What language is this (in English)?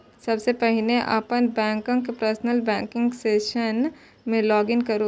Maithili